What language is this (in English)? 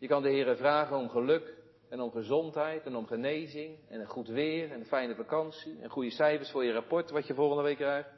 Dutch